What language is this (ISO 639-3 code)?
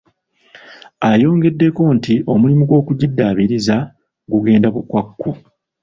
lug